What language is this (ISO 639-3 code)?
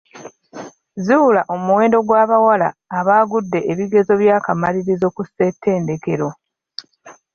lug